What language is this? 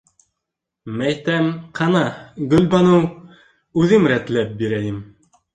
Bashkir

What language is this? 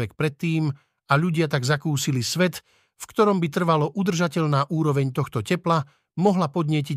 Slovak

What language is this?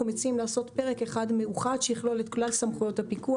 Hebrew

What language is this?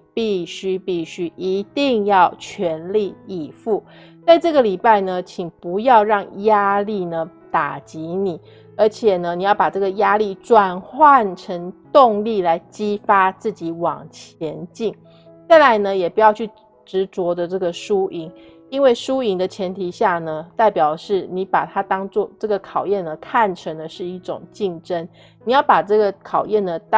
Chinese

